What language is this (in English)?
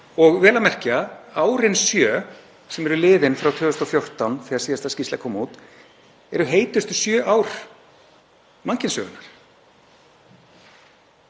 Icelandic